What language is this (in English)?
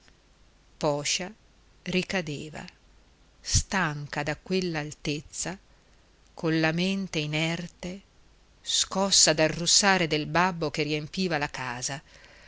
Italian